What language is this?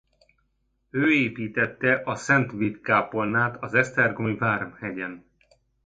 Hungarian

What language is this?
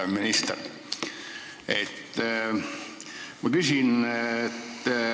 Estonian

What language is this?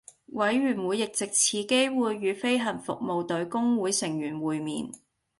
Cantonese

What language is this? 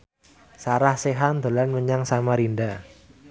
Javanese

